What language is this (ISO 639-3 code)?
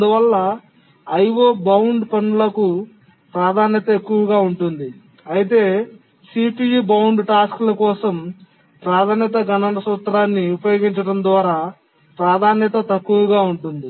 tel